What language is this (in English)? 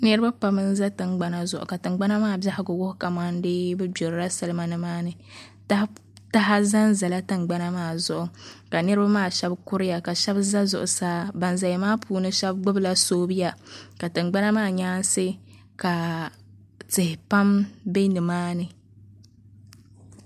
Dagbani